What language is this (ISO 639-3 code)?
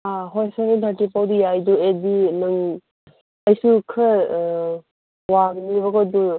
mni